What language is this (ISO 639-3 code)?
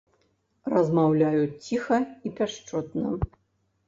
bel